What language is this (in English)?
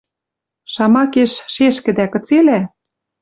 Western Mari